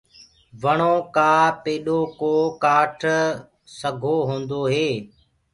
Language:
Gurgula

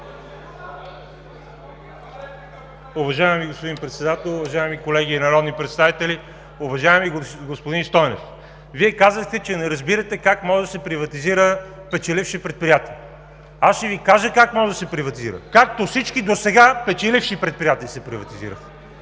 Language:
Bulgarian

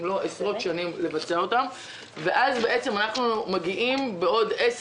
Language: Hebrew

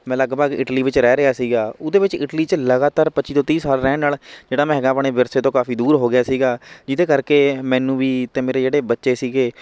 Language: Punjabi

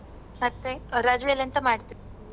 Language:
Kannada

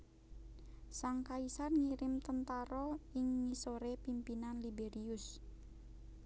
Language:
Javanese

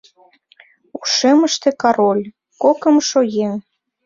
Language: Mari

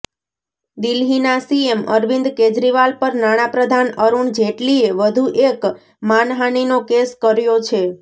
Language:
Gujarati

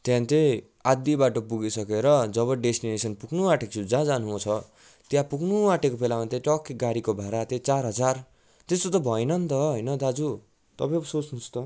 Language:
Nepali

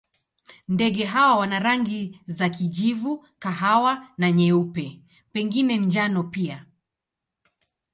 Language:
Swahili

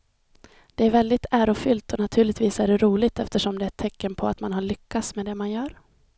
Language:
Swedish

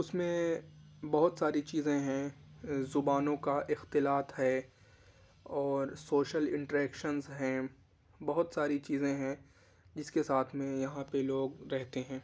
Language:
Urdu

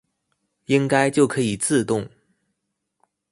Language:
Chinese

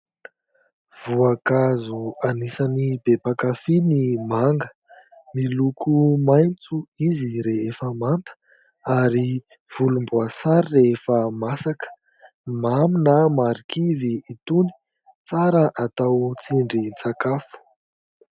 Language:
Malagasy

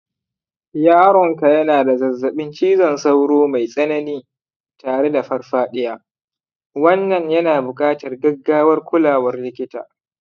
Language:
Hausa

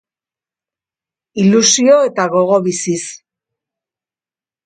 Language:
Basque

